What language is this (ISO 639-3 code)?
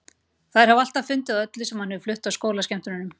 isl